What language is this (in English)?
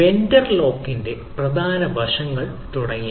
Malayalam